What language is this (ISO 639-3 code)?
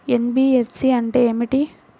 tel